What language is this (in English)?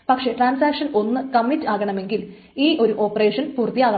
Malayalam